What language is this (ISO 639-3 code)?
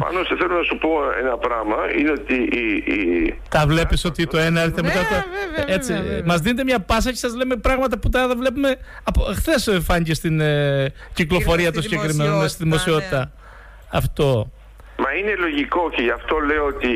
ell